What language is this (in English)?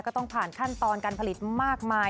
Thai